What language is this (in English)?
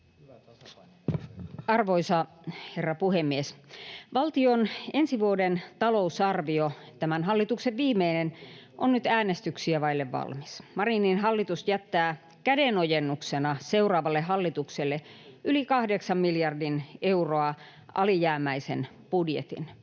Finnish